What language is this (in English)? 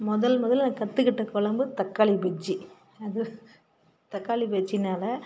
Tamil